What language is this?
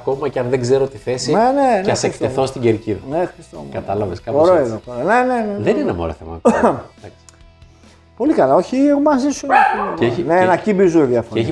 Greek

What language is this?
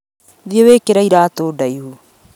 Kikuyu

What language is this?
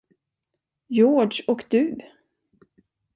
Swedish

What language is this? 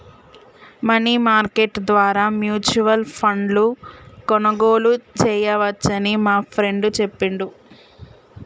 Telugu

